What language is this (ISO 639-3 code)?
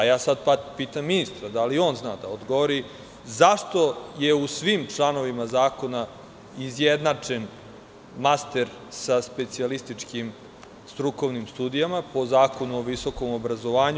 srp